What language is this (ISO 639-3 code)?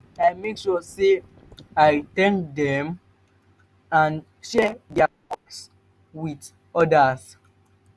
pcm